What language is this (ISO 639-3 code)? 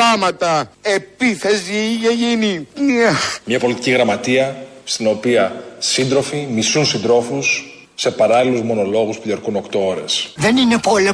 ell